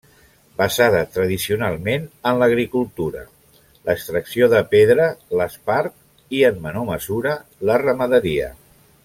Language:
Catalan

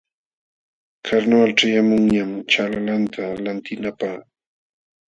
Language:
Jauja Wanca Quechua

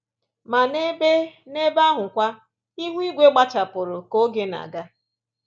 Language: Igbo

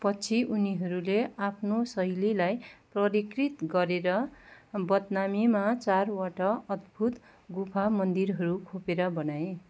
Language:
Nepali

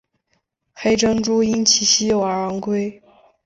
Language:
Chinese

